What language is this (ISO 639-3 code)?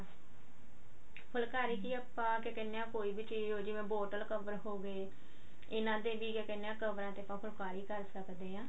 pan